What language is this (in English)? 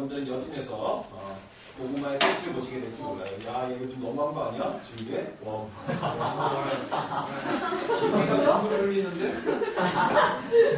Korean